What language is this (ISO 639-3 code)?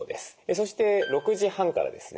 jpn